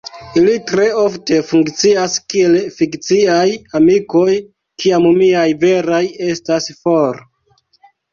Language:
Esperanto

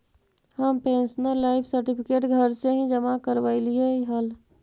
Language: Magahi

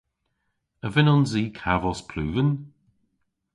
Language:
Cornish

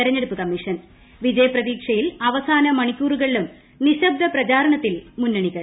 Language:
Malayalam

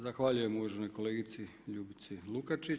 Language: Croatian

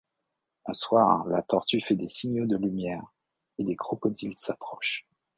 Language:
French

